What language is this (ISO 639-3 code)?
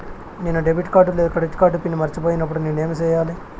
tel